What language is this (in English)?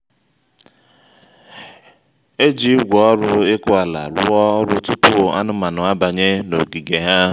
Igbo